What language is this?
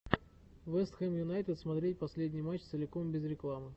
Russian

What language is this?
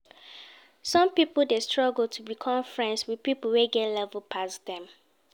Nigerian Pidgin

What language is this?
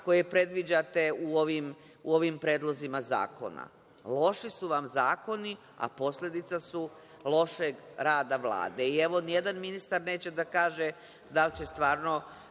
Serbian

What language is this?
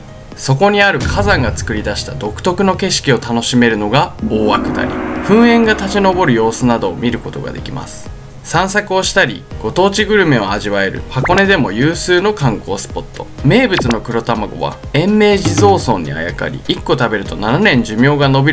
Japanese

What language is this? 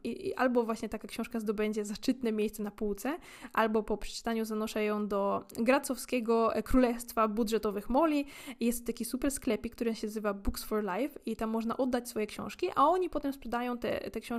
Polish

